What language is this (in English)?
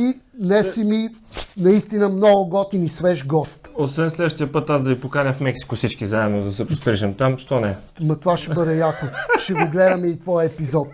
Bulgarian